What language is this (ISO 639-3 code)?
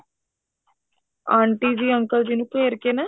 pan